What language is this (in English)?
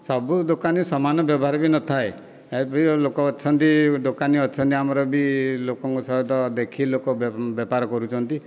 Odia